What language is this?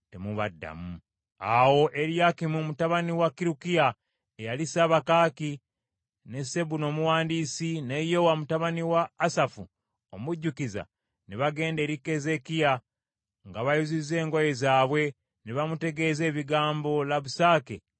Ganda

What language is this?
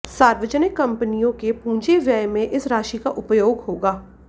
Hindi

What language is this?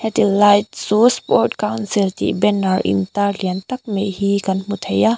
Mizo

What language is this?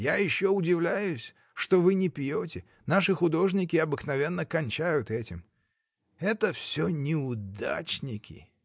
Russian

